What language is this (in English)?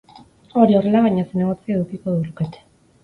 Basque